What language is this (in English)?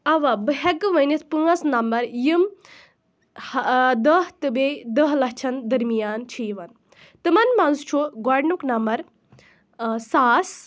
Kashmiri